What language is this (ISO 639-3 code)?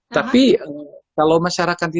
ind